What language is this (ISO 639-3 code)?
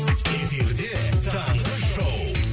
kaz